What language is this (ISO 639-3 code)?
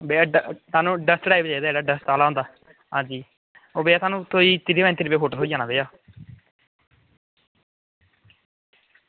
doi